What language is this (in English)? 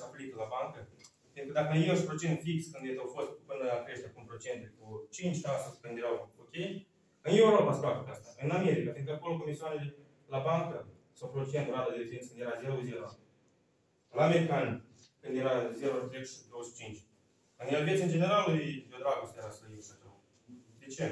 Romanian